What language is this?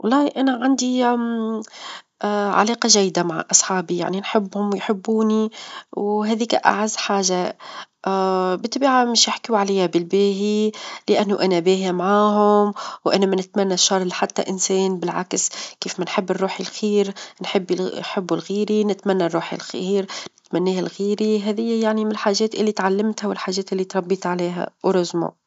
Tunisian Arabic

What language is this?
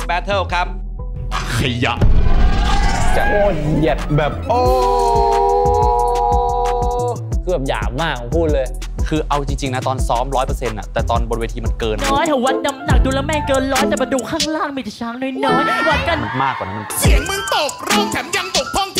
Thai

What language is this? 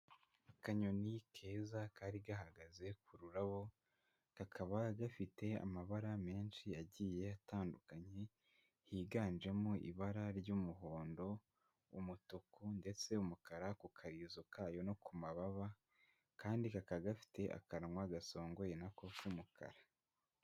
Kinyarwanda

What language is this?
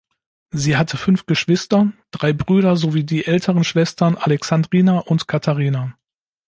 German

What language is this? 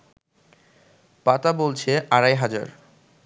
Bangla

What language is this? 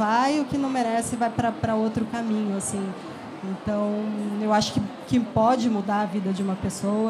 Portuguese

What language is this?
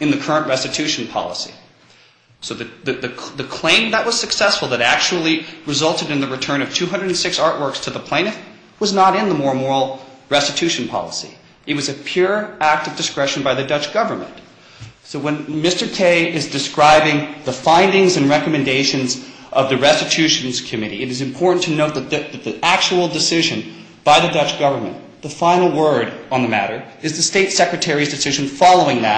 English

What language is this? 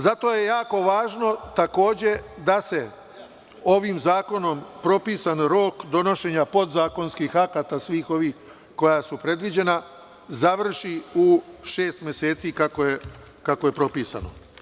Serbian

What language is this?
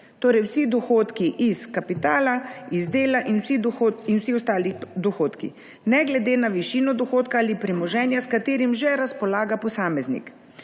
Slovenian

